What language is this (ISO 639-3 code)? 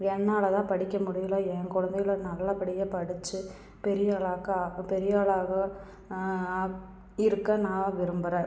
tam